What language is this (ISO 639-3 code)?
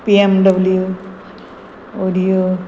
kok